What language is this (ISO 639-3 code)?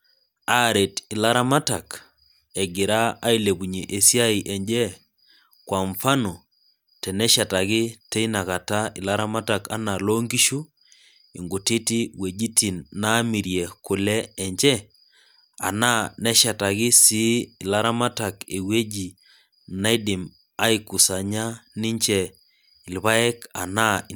mas